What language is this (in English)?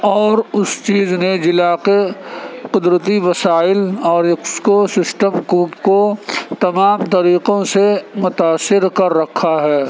Urdu